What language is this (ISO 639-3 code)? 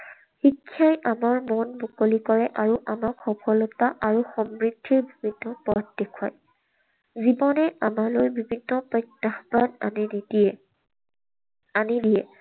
asm